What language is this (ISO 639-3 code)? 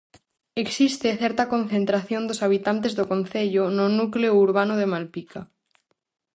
glg